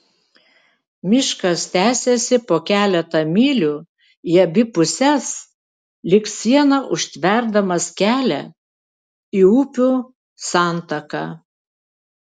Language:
Lithuanian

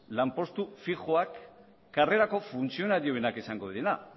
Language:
Basque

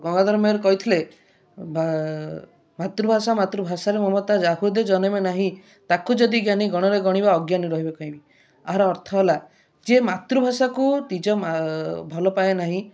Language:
Odia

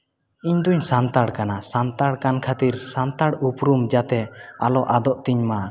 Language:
Santali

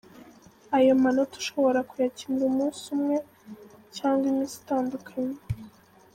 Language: Kinyarwanda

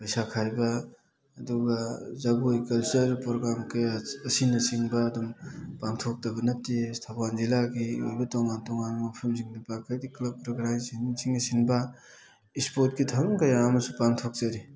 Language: Manipuri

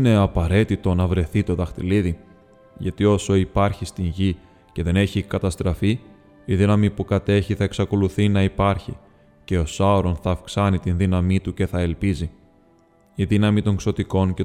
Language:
Greek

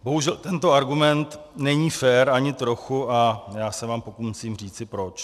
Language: Czech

